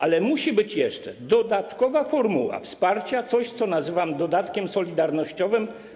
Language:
Polish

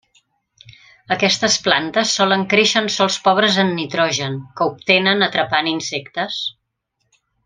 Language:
Catalan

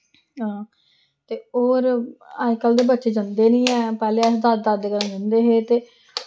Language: Dogri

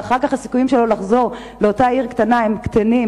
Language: Hebrew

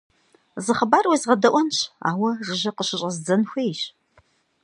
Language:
Kabardian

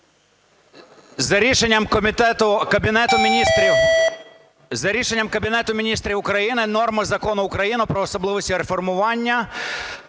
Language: Ukrainian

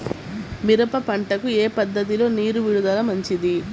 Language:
Telugu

